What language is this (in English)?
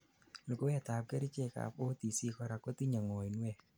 Kalenjin